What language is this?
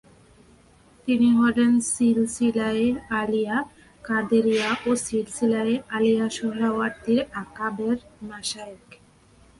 Bangla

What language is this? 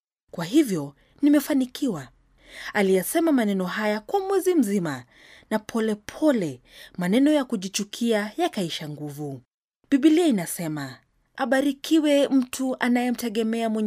Swahili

